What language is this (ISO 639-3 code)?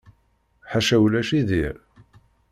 kab